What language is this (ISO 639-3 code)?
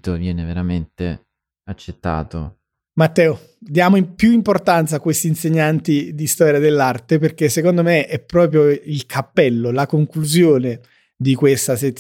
ita